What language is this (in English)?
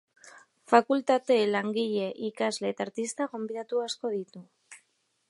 Basque